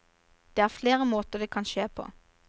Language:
Norwegian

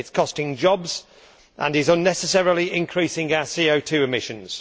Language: English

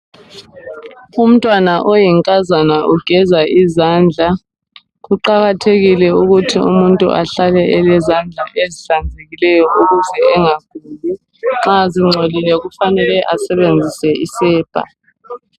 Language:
North Ndebele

